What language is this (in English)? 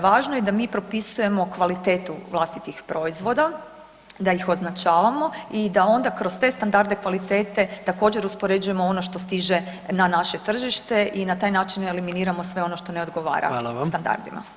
Croatian